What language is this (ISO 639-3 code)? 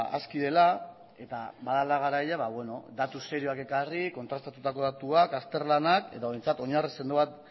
eus